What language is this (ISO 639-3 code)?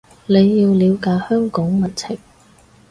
yue